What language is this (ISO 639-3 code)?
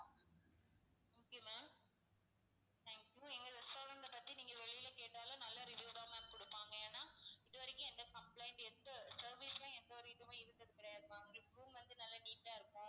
tam